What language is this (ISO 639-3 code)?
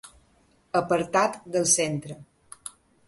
cat